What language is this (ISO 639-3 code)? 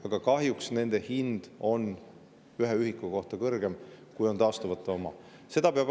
est